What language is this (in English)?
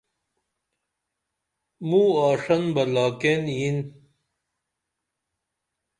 Dameli